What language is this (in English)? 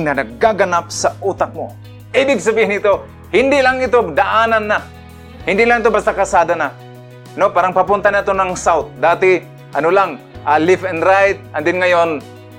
Filipino